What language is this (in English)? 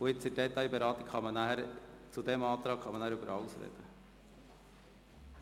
Swiss German